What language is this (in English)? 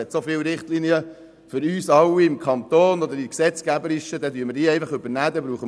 Swiss German